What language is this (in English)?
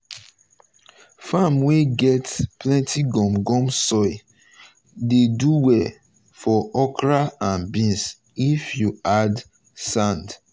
Nigerian Pidgin